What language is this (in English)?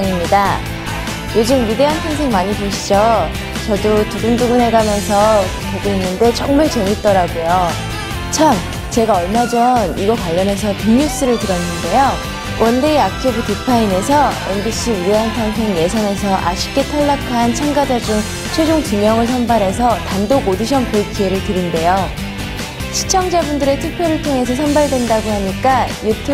Korean